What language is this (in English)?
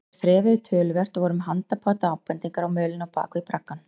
Icelandic